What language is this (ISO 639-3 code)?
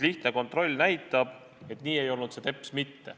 est